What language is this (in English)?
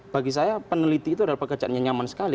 Indonesian